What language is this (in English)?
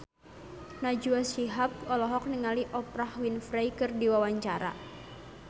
Sundanese